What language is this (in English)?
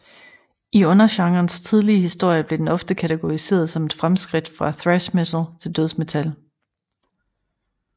Danish